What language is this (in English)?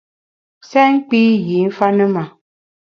Bamun